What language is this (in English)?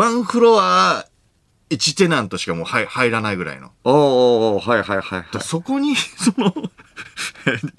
Japanese